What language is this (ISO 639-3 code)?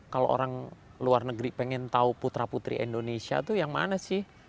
ind